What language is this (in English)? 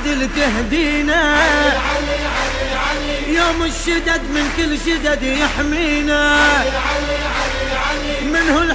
Arabic